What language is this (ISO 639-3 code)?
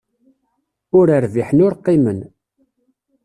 kab